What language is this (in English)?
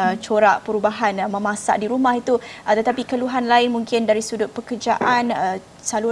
Malay